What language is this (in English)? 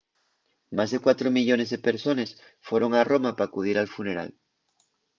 Asturian